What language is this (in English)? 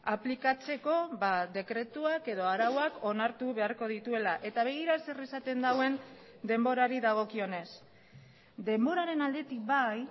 Basque